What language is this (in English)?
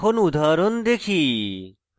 Bangla